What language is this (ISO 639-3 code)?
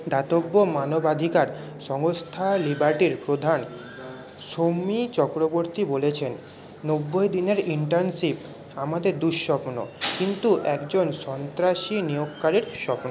ben